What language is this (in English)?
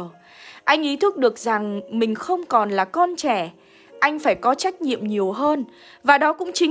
Vietnamese